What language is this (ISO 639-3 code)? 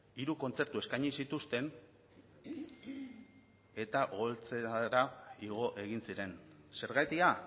eus